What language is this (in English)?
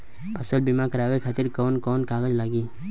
Bhojpuri